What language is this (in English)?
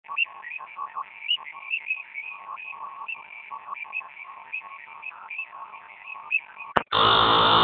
Swahili